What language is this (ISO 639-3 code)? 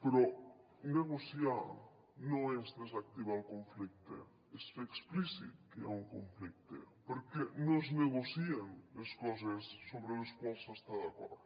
cat